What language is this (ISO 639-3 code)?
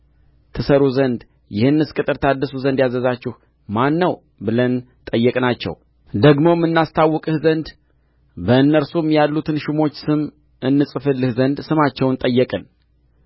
amh